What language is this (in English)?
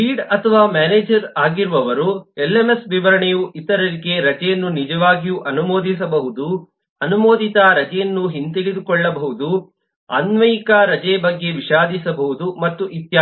Kannada